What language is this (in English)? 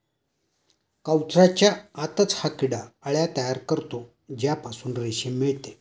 Marathi